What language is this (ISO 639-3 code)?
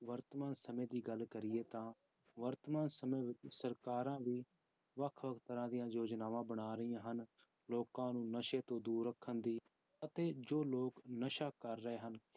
pan